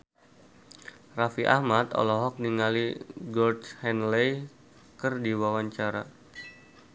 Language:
Sundanese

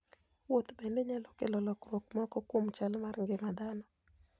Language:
Luo (Kenya and Tanzania)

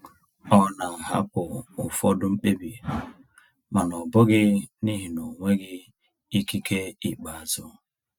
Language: Igbo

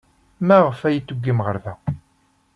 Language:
Kabyle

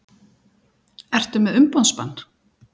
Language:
Icelandic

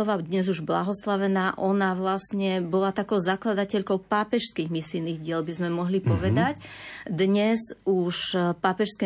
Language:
Slovak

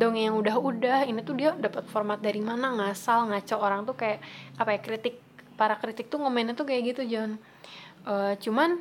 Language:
Indonesian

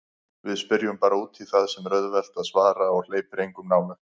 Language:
Icelandic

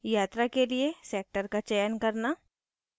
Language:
Hindi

